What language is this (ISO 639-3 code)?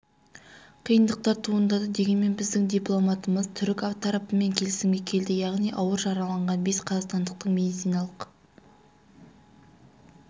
kaz